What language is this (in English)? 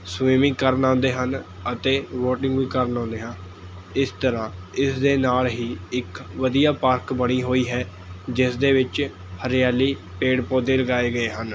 Punjabi